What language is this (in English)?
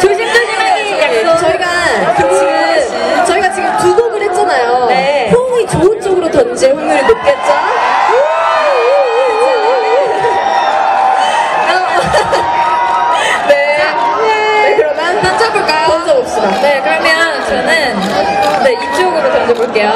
Korean